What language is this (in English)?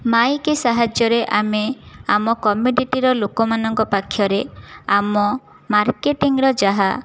Odia